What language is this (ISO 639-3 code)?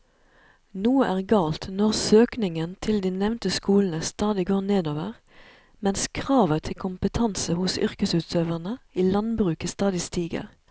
nor